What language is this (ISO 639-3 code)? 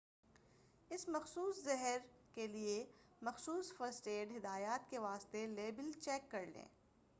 urd